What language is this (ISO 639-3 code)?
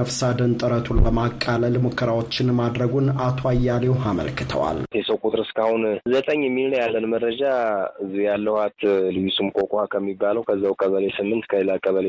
amh